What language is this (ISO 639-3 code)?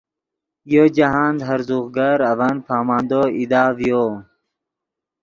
ydg